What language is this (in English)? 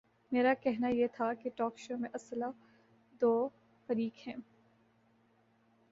Urdu